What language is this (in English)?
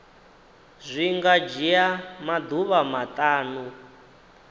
Venda